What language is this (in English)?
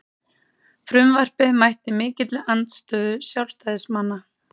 Icelandic